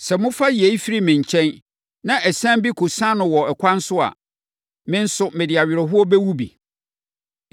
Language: Akan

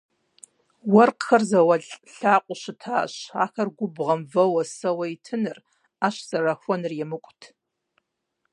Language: Kabardian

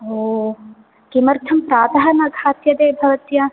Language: Sanskrit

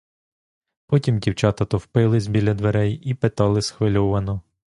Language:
Ukrainian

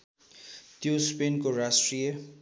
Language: Nepali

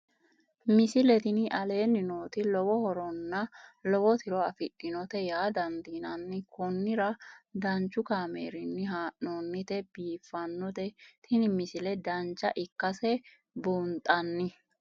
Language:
Sidamo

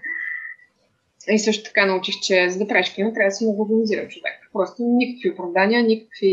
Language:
Bulgarian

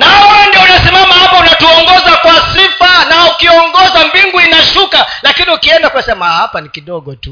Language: Swahili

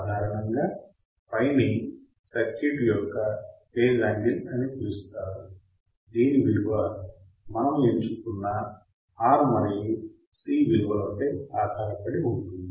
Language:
Telugu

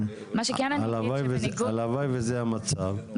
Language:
Hebrew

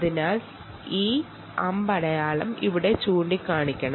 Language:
Malayalam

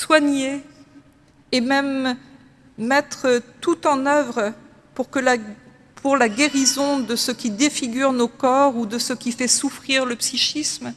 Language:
French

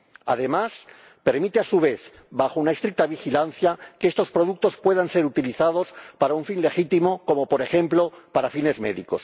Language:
Spanish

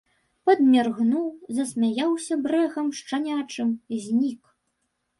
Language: Belarusian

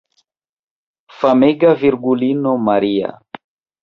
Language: Esperanto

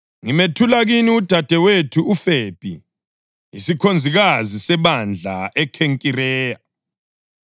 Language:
North Ndebele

